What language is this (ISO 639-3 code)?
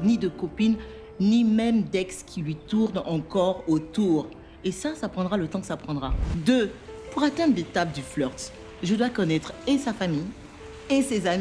fra